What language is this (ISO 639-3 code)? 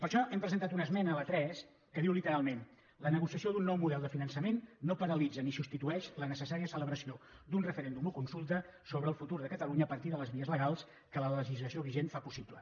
cat